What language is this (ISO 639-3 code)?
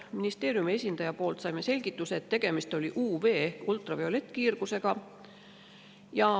est